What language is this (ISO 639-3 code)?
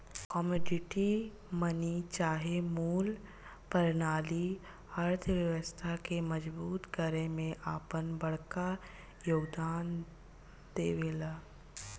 bho